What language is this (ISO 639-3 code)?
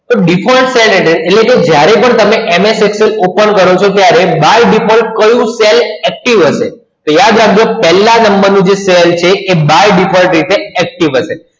guj